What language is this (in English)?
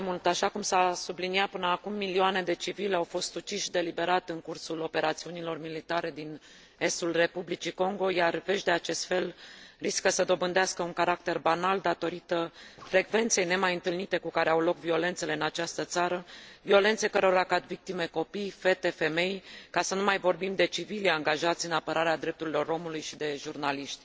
Romanian